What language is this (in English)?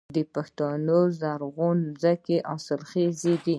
Pashto